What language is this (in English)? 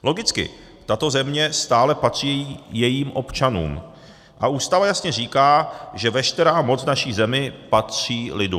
Czech